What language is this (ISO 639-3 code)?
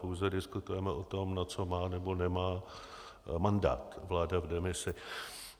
ces